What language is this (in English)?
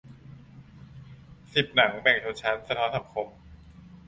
Thai